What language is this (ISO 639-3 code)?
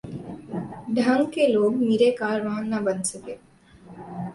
urd